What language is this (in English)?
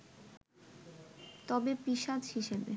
Bangla